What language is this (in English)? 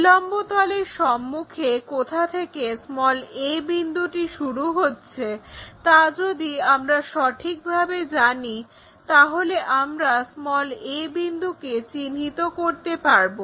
Bangla